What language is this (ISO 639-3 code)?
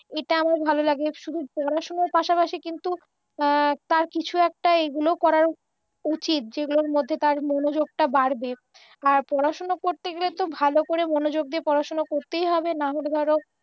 ben